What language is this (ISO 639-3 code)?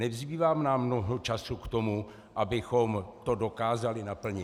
ces